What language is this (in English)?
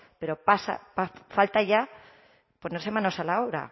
Spanish